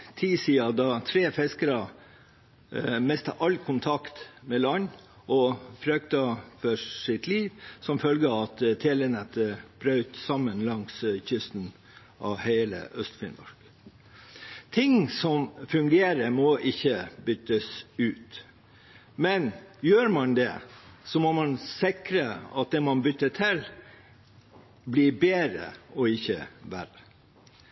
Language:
Norwegian Bokmål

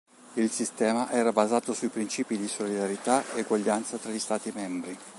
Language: Italian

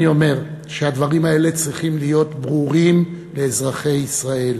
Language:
Hebrew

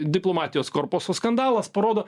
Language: Lithuanian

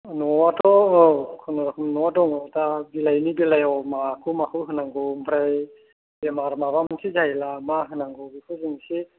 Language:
Bodo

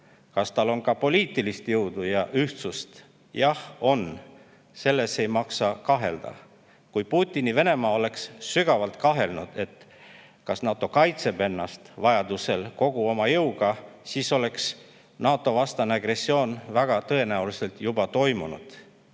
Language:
Estonian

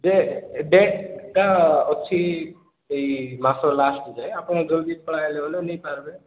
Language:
Odia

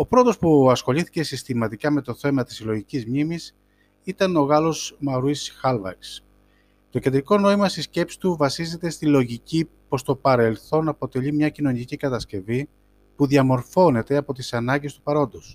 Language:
Greek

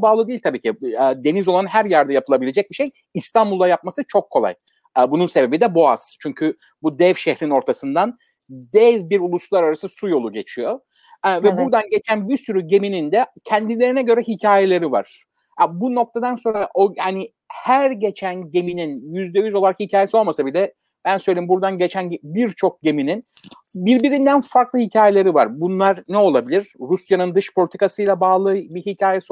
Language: Turkish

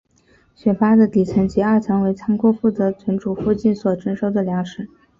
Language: Chinese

